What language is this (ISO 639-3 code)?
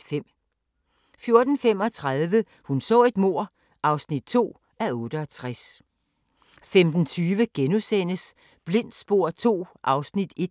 dan